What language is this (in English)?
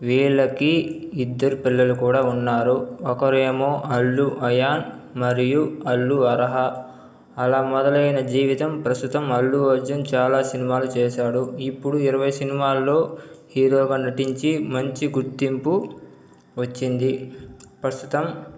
Telugu